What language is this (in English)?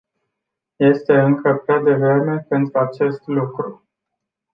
Romanian